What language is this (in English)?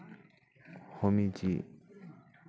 Santali